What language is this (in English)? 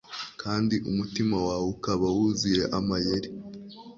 Kinyarwanda